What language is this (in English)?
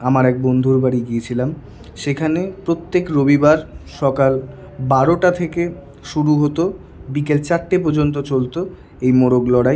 Bangla